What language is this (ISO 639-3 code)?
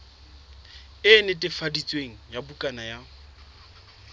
sot